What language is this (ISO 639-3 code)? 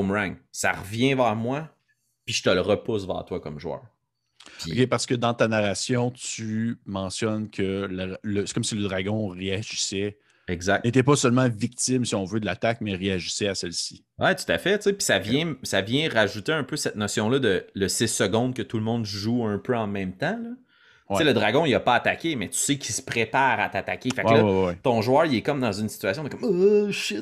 fra